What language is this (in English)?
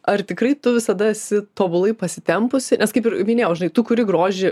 Lithuanian